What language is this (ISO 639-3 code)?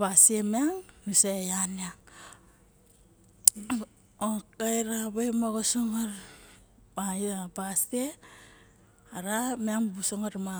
bjk